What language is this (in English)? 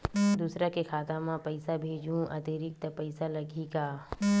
Chhattisgarhi